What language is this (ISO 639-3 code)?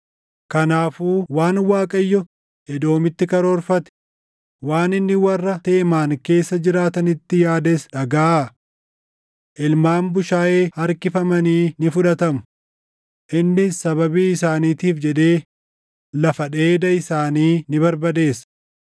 orm